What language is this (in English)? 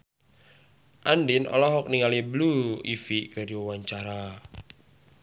Sundanese